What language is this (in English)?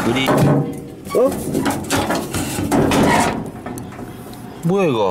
Korean